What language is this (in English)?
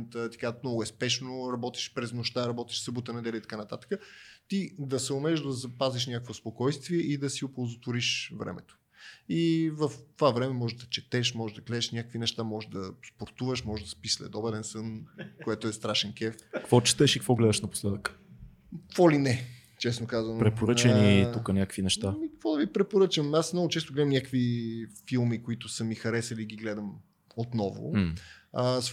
Bulgarian